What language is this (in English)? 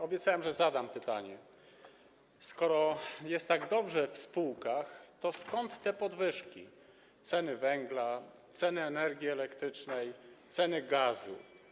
Polish